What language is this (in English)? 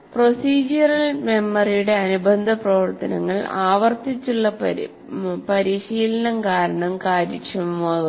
Malayalam